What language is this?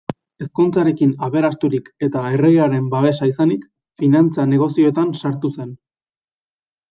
Basque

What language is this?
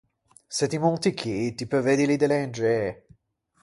Ligurian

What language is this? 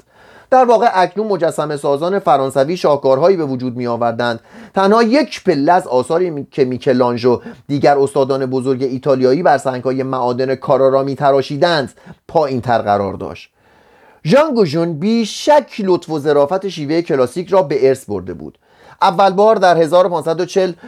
Persian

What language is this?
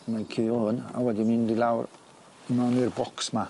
Welsh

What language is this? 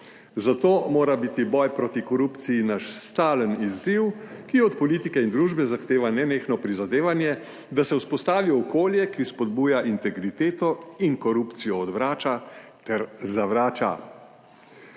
Slovenian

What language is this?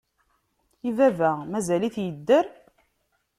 Kabyle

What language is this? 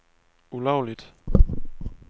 Danish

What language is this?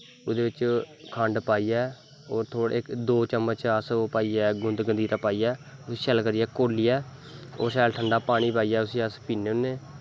Dogri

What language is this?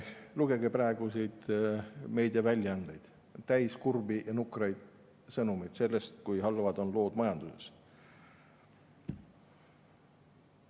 Estonian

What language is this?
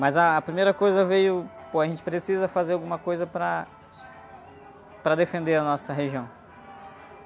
Portuguese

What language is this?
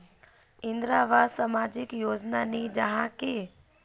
Magahi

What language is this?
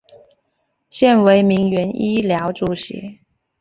Chinese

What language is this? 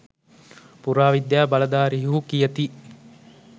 Sinhala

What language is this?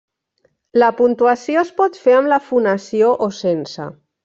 Catalan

